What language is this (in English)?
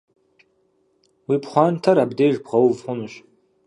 Kabardian